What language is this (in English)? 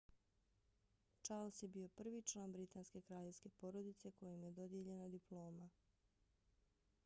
Bosnian